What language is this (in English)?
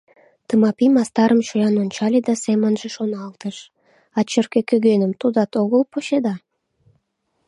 Mari